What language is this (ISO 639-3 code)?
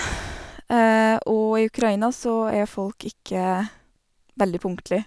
nor